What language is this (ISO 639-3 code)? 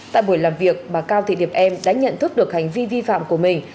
vie